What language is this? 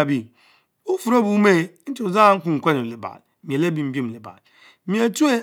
Mbe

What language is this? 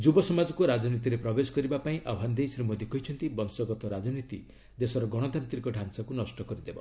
Odia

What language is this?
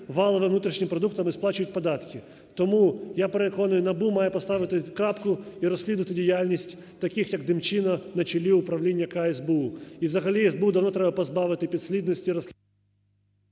Ukrainian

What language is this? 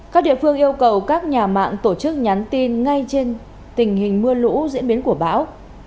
Vietnamese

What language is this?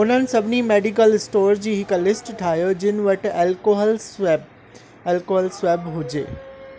Sindhi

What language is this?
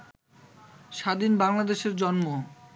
Bangla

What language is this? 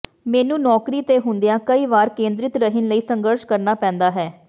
Punjabi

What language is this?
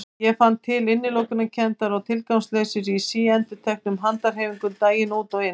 Icelandic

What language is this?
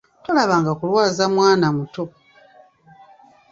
Ganda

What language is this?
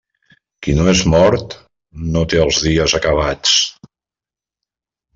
Catalan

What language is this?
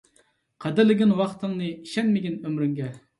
Uyghur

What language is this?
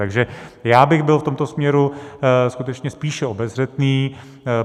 Czech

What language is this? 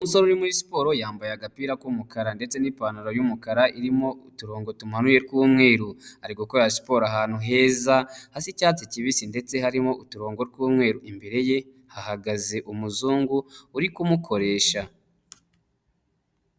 Kinyarwanda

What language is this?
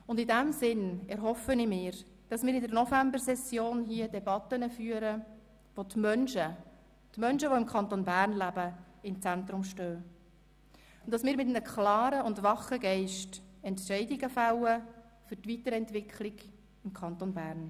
Swiss German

